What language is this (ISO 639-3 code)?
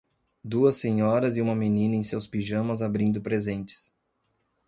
por